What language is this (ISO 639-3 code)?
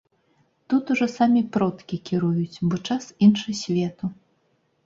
bel